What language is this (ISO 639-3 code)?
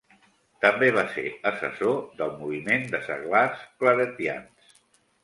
cat